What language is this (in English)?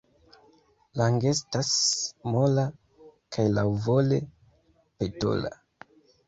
Esperanto